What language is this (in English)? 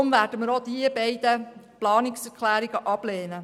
Swiss German